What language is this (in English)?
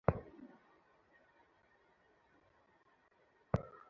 Bangla